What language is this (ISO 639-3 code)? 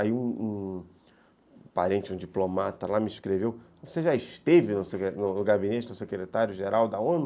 por